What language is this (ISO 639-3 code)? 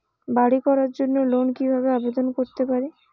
ben